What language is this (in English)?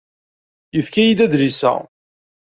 Kabyle